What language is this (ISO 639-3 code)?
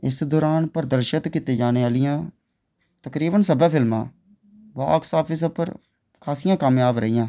doi